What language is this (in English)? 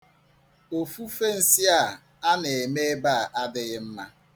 Igbo